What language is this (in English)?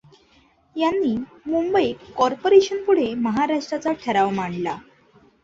Marathi